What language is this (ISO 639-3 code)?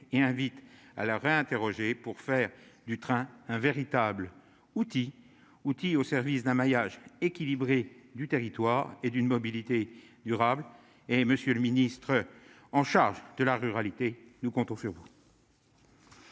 fra